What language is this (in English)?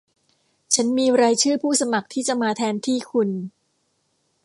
Thai